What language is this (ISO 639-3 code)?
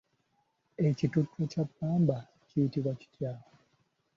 lug